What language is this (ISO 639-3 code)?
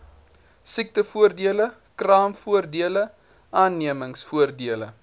afr